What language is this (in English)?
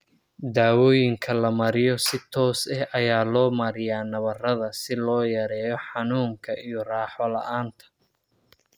Somali